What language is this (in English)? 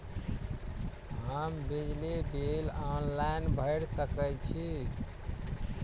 Maithili